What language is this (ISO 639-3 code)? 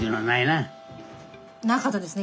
jpn